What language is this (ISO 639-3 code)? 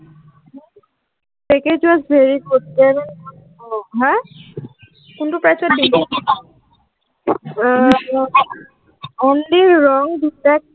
asm